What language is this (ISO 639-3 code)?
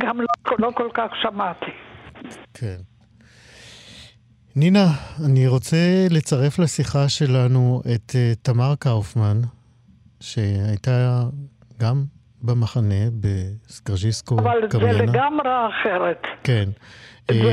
heb